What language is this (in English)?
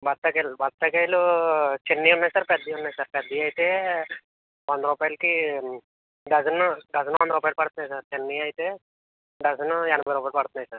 Telugu